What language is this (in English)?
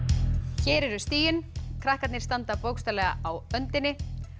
Icelandic